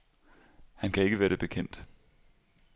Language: Danish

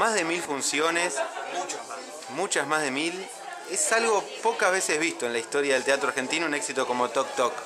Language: Spanish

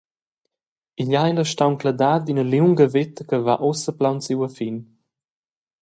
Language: Romansh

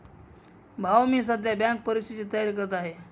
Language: Marathi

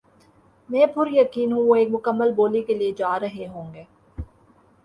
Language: Urdu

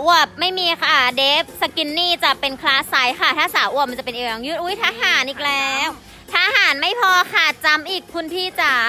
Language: Thai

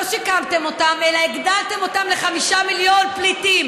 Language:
Hebrew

